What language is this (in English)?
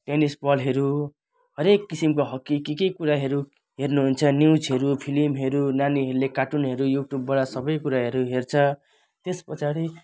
Nepali